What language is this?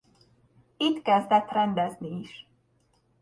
Hungarian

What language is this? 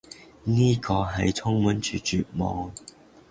Cantonese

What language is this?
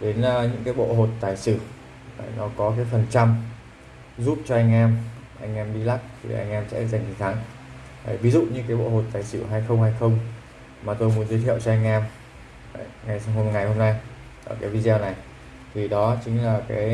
Vietnamese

